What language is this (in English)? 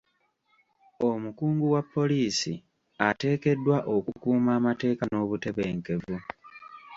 Ganda